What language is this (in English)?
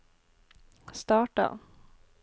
Norwegian